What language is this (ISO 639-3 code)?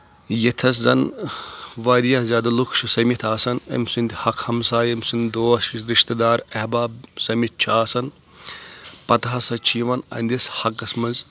kas